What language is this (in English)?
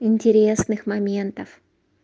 Russian